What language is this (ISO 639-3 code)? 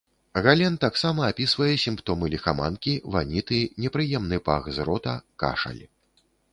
bel